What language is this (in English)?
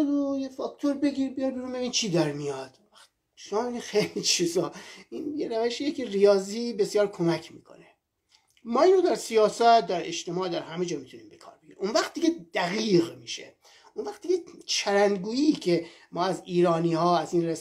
Persian